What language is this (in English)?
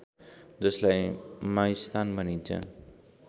Nepali